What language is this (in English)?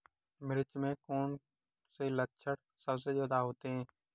Hindi